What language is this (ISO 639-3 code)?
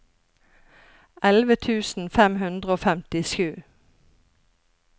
nor